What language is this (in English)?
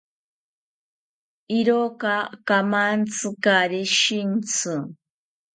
South Ucayali Ashéninka